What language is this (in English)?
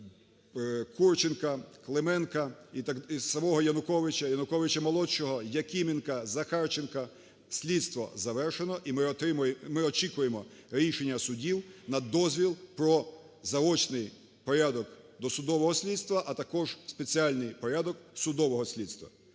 Ukrainian